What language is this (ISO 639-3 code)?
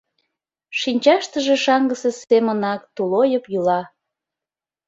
chm